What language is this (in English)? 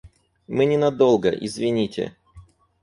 Russian